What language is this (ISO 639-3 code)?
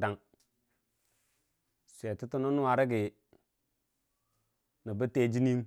cfa